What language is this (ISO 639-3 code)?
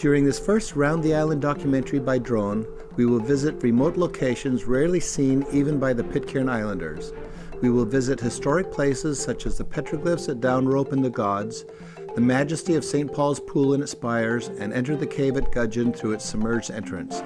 eng